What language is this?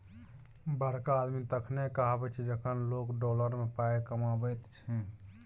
Maithili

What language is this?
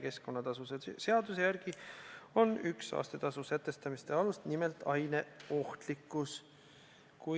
Estonian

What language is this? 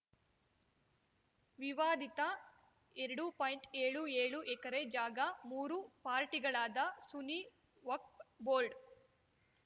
Kannada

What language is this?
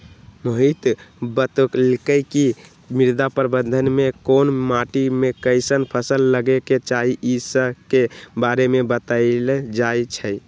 Magahi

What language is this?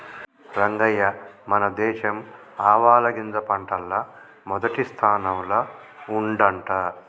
Telugu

